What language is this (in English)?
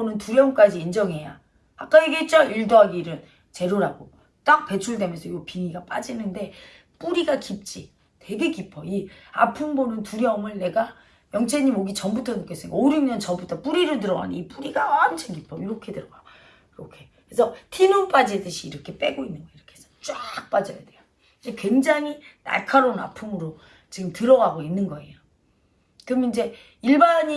Korean